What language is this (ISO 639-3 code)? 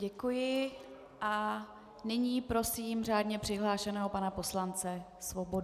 ces